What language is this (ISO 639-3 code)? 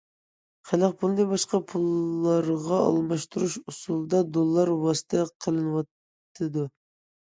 uig